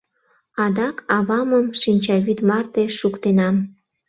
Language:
Mari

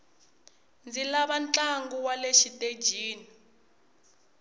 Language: Tsonga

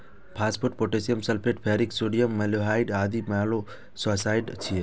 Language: Maithili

